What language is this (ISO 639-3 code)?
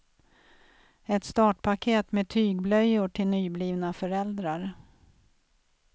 swe